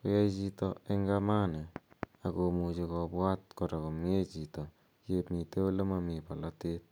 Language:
Kalenjin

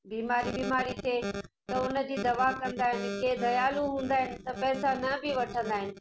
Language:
Sindhi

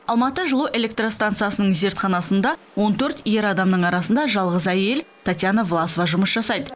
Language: Kazakh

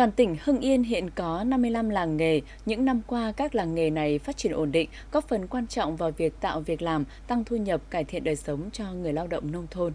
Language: Vietnamese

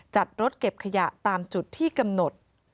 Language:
Thai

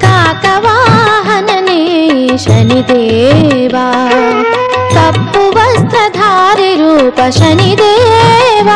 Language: Kannada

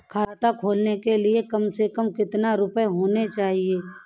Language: Hindi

